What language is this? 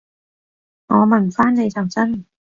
Cantonese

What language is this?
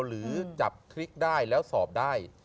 Thai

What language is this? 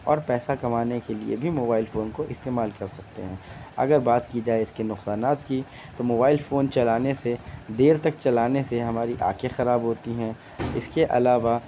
Urdu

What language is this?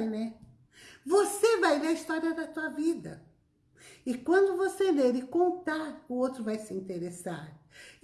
Portuguese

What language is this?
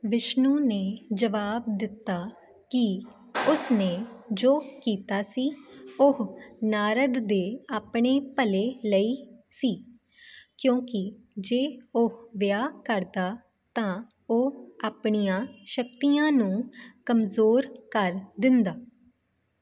Punjabi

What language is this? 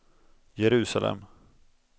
Swedish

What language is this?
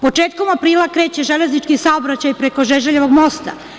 Serbian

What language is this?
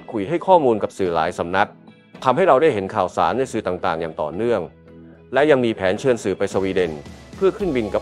Thai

